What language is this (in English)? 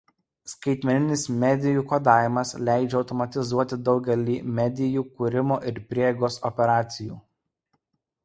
Lithuanian